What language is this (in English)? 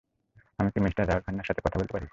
Bangla